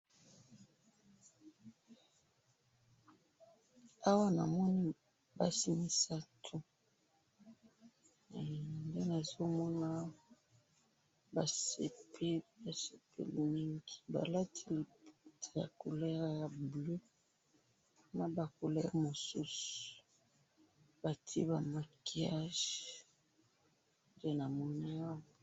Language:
Lingala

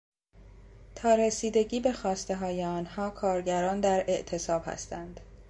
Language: Persian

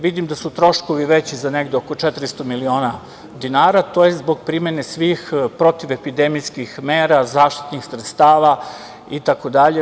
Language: Serbian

